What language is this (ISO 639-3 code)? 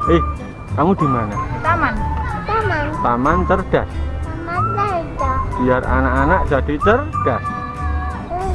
ind